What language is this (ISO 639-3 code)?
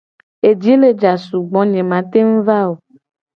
gej